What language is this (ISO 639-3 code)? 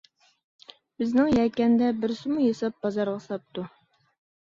uig